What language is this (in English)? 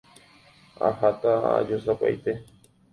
Guarani